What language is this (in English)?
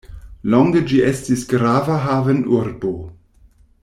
Esperanto